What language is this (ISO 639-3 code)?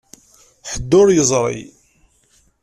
kab